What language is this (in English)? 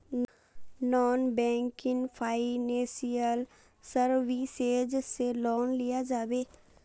Magahi